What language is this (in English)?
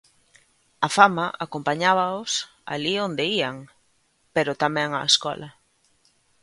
Galician